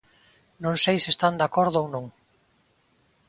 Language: Galician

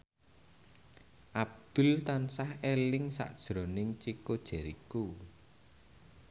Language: Javanese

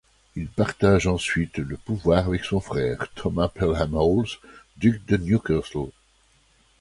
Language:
French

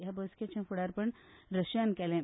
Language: Konkani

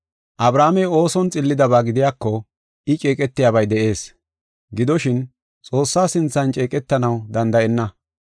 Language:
Gofa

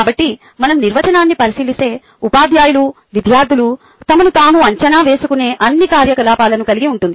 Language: Telugu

